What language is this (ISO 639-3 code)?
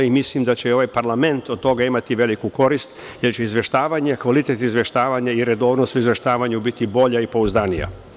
srp